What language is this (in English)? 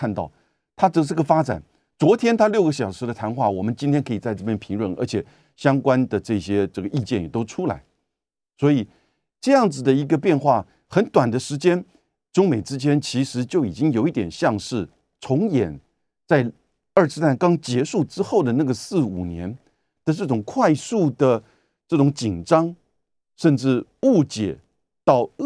Chinese